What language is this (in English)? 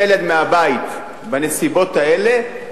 Hebrew